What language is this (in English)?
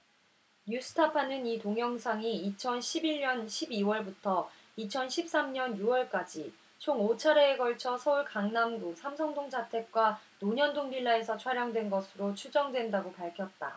Korean